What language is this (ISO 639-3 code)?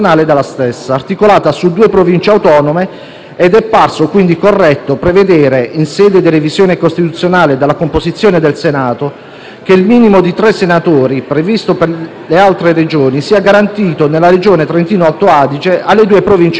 ita